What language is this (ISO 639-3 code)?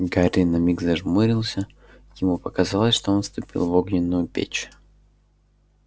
rus